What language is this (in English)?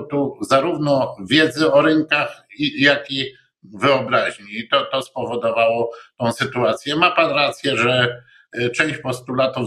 Polish